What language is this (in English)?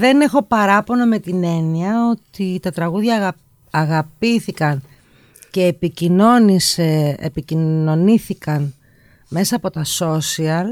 Greek